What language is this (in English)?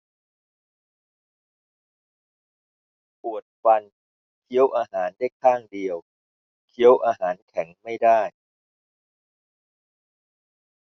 Thai